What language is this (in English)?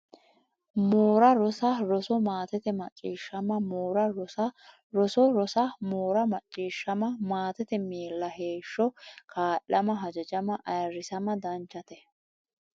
Sidamo